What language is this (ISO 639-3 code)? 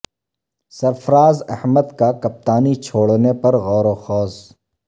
urd